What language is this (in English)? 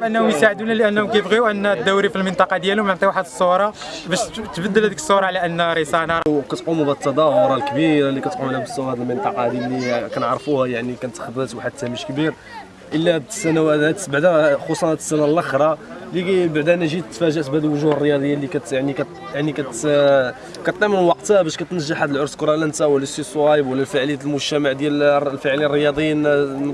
Arabic